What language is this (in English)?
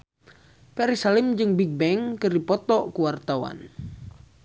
Sundanese